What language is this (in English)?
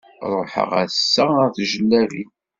Kabyle